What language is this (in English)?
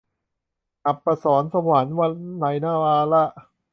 Thai